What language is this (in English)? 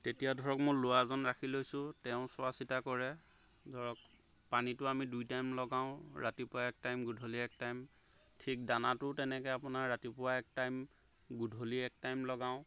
Assamese